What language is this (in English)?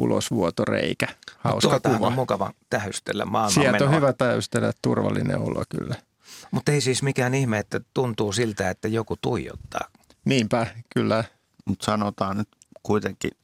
Finnish